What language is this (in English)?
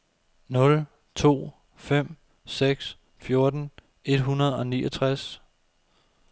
Danish